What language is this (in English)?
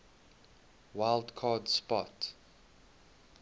English